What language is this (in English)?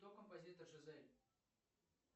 Russian